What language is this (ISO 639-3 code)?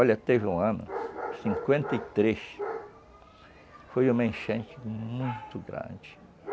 por